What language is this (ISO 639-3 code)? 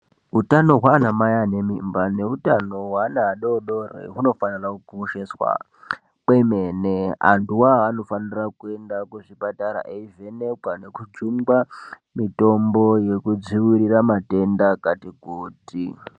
ndc